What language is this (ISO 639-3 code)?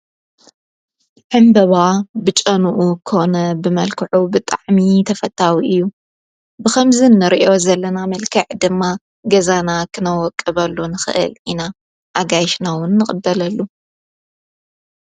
tir